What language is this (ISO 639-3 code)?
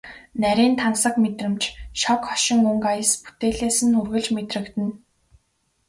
mon